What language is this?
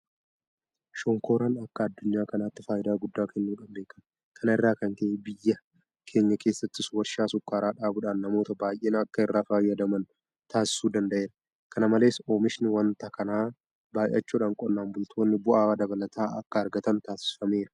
Oromo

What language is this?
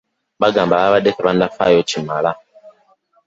Ganda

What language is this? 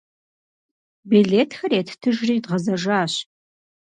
Kabardian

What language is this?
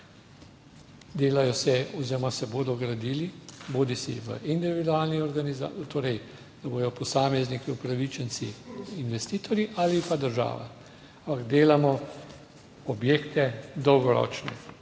Slovenian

